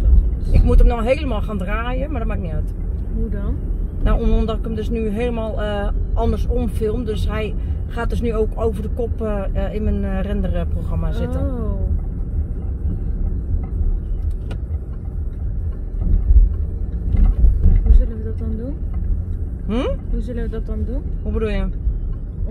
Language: Dutch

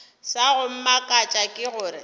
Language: Northern Sotho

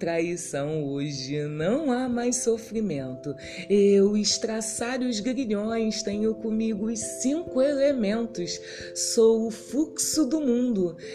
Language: Portuguese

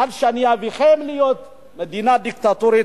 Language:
Hebrew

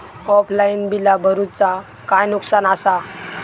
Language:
Marathi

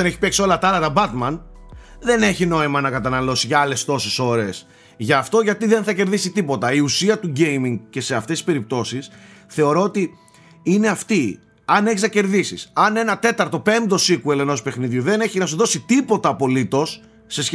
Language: Greek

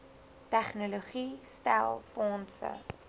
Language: Afrikaans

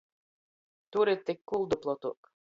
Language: Latgalian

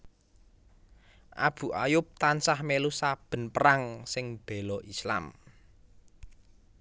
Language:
Javanese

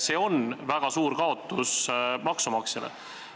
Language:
Estonian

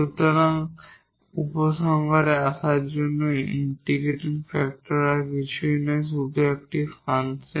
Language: Bangla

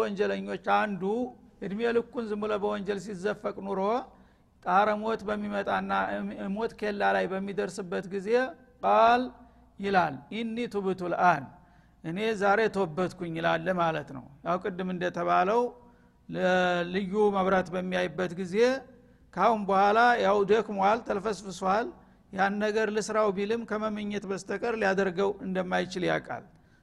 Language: Amharic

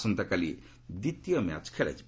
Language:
Odia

